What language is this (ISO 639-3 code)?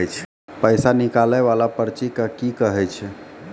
mai